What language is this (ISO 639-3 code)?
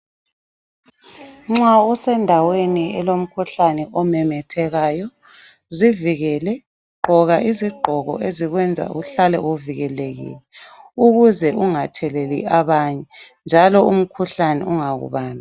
nde